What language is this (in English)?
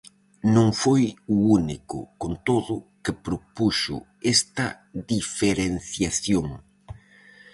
Galician